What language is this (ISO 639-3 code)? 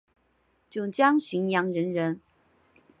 zho